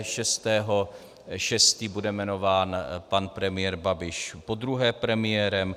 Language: Czech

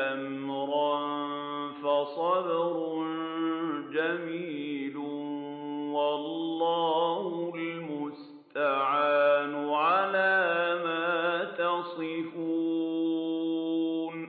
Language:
Arabic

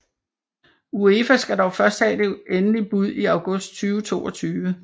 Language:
Danish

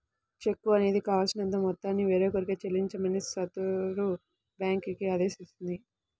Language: Telugu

